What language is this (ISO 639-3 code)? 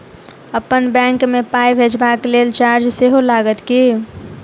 mai